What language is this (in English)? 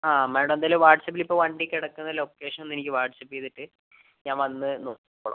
Malayalam